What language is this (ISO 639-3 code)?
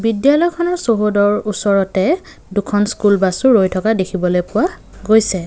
asm